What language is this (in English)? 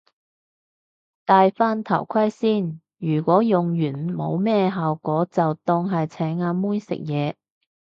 Cantonese